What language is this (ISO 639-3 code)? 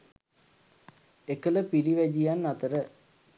sin